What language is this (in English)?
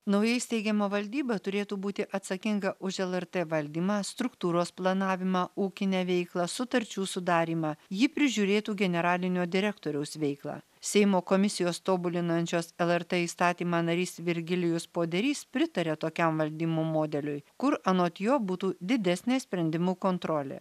Lithuanian